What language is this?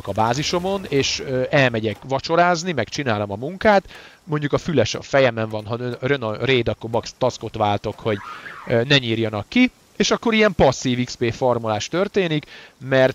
Hungarian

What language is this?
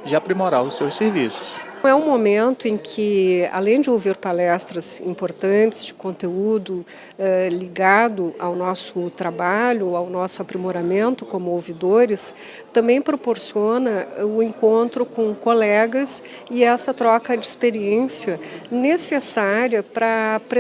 Portuguese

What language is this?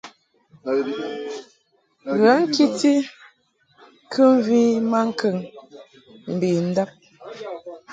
Mungaka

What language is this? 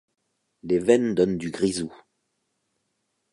French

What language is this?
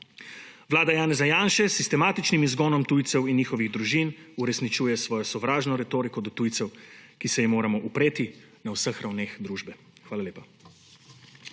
Slovenian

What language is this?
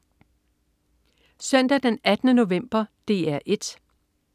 Danish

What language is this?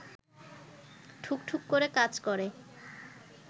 Bangla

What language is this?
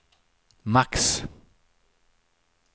Swedish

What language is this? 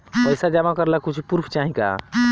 Bhojpuri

